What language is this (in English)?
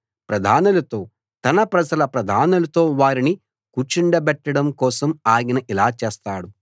Telugu